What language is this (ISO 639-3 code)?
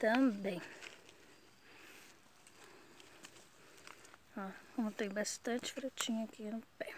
por